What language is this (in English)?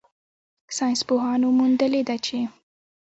Pashto